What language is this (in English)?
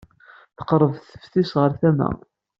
Kabyle